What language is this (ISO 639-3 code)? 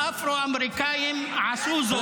heb